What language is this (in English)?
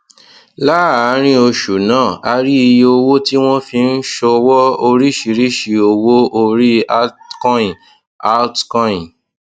Yoruba